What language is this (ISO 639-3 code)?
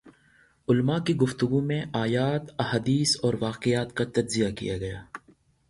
urd